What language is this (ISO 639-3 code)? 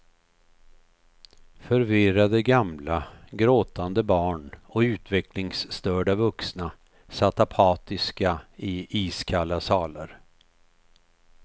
swe